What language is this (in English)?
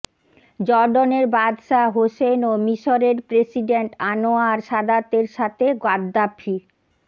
Bangla